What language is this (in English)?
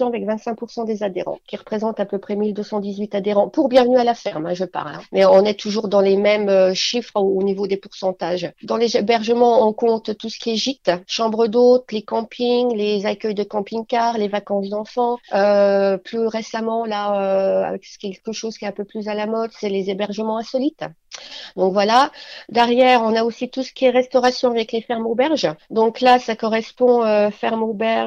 French